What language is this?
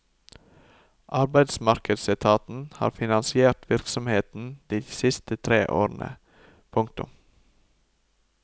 Norwegian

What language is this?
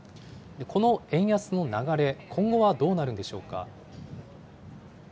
Japanese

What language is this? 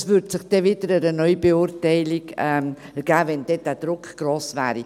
Swiss German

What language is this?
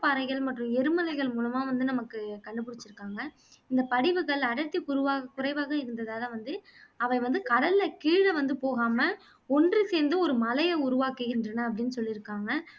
Tamil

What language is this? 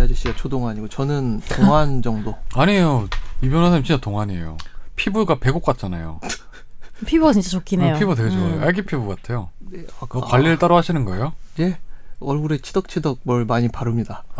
Korean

